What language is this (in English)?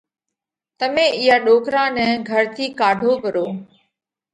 Parkari Koli